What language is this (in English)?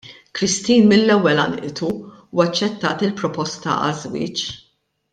Maltese